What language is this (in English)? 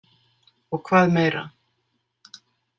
Icelandic